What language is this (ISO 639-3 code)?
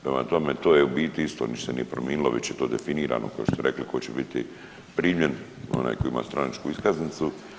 hrv